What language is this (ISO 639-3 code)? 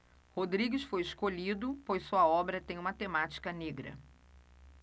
por